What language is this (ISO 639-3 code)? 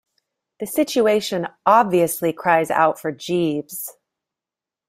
eng